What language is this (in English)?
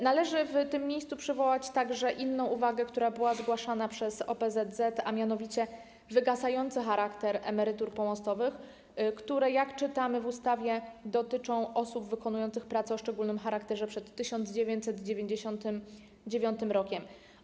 Polish